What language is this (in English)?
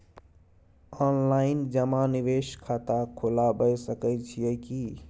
Maithili